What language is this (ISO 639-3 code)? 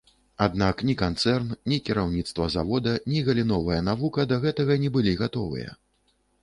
bel